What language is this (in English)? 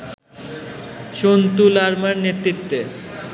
Bangla